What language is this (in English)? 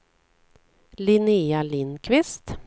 Swedish